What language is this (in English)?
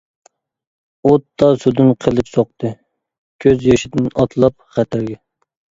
Uyghur